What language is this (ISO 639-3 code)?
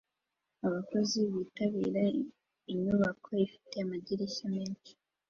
kin